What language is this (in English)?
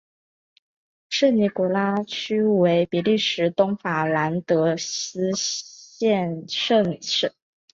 Chinese